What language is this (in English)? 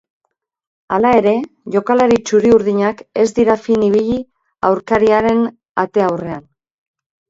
Basque